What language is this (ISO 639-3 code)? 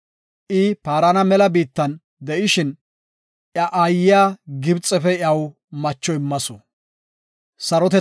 gof